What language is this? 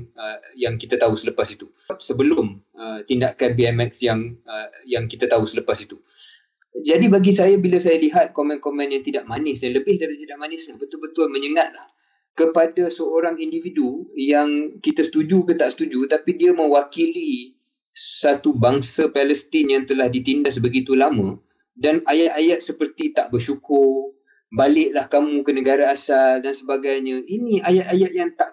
Malay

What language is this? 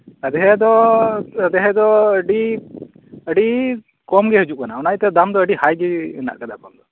Santali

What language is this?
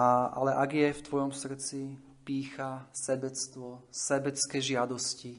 Slovak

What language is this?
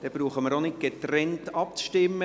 Swiss German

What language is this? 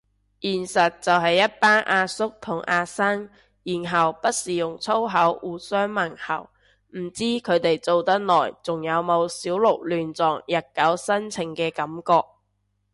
Cantonese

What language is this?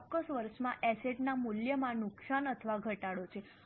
Gujarati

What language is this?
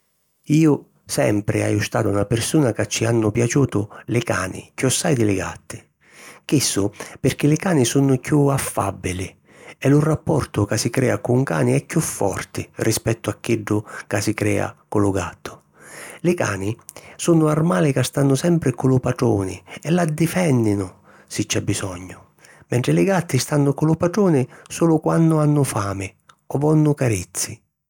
Sicilian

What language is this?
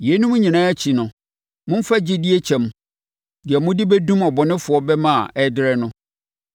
Akan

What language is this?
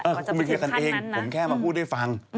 Thai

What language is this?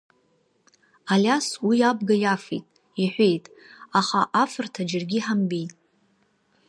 Abkhazian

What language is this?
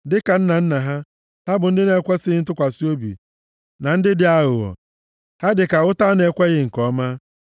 Igbo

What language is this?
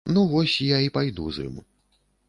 Belarusian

